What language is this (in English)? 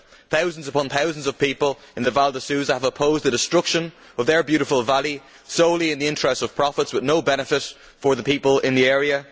English